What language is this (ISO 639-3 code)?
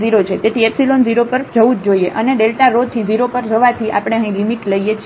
guj